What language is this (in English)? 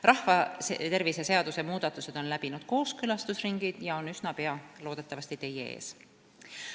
Estonian